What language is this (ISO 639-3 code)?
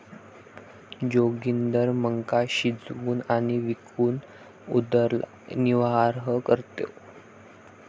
mar